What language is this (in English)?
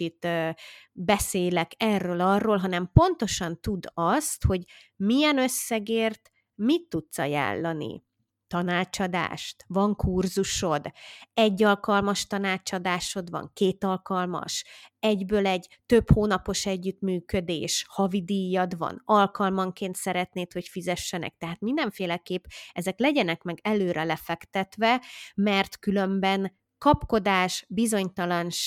Hungarian